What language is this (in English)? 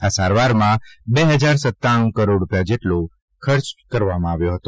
Gujarati